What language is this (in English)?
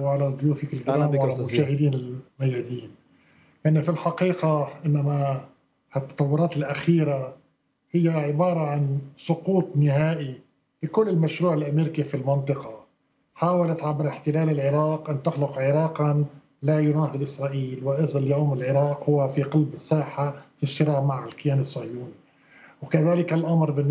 Arabic